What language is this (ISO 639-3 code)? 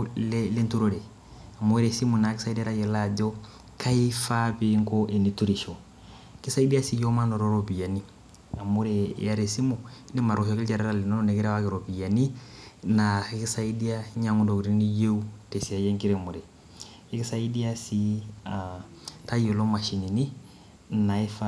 mas